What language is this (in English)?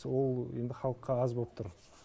Kazakh